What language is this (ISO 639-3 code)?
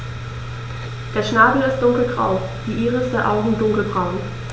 deu